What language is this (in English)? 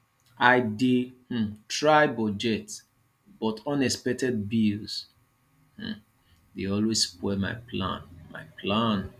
Nigerian Pidgin